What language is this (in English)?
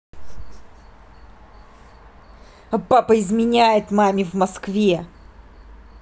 Russian